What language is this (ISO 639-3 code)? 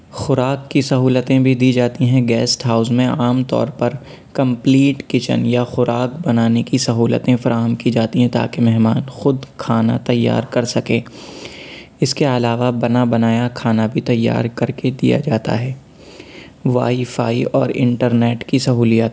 urd